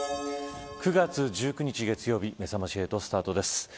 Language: Japanese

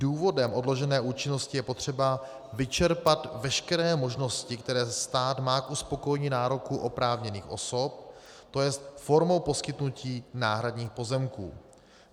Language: Czech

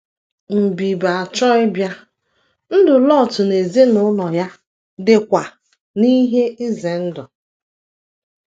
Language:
Igbo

